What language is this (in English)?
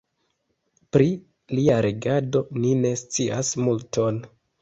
Esperanto